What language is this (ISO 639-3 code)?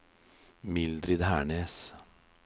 nor